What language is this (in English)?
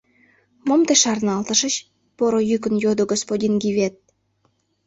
Mari